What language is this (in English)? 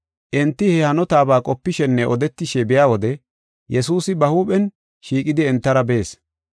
Gofa